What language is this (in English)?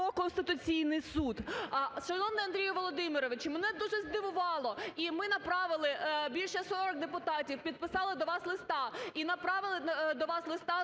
Ukrainian